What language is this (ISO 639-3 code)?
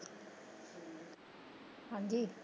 pan